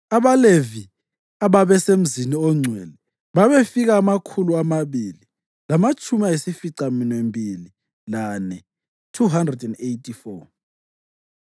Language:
North Ndebele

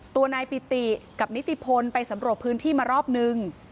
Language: Thai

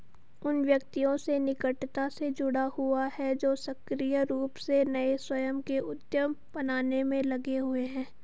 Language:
Hindi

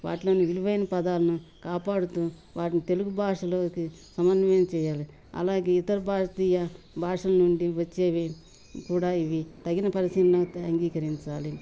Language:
Telugu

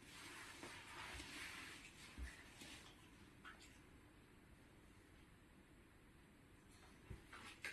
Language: Polish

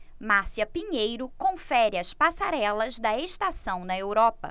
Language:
Portuguese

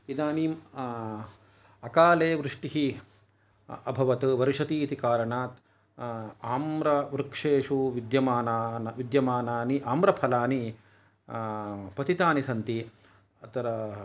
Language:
Sanskrit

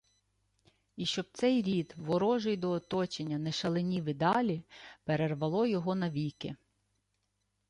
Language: Ukrainian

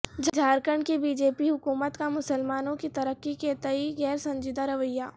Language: Urdu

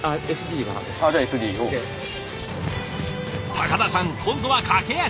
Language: Japanese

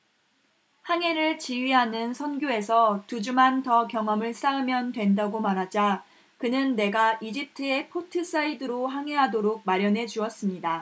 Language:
Korean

